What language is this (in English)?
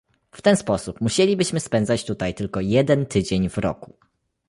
Polish